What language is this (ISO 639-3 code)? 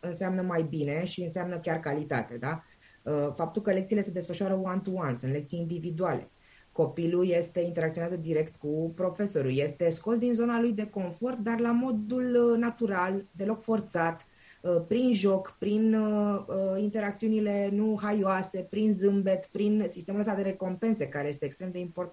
ron